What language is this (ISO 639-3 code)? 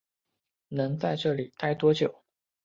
zho